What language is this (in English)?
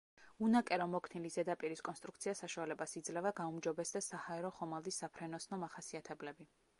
Georgian